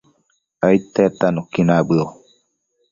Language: Matsés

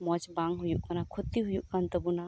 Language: Santali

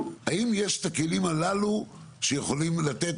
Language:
Hebrew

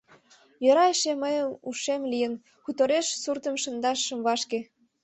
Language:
Mari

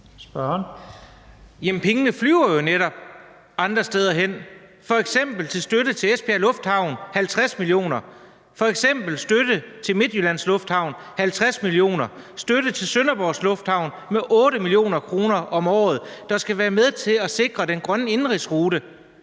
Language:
Danish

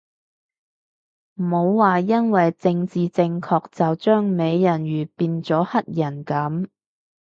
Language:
Cantonese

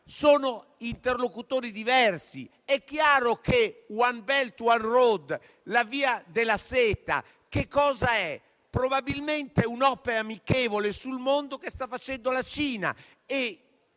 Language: Italian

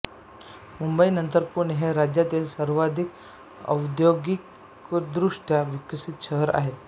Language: Marathi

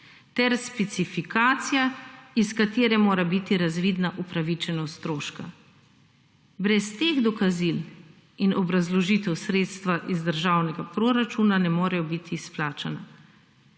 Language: Slovenian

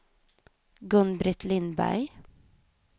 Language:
Swedish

